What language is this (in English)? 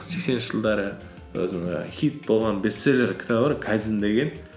Kazakh